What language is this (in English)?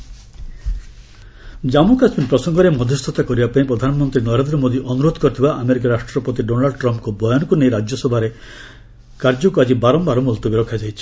Odia